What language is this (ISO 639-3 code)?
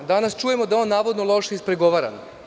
srp